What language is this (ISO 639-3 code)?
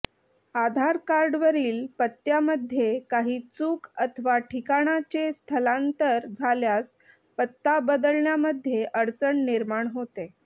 mar